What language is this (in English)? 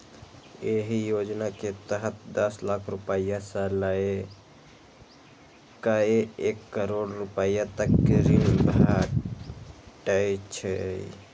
Maithili